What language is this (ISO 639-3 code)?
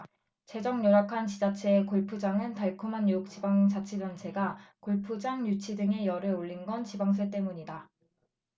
kor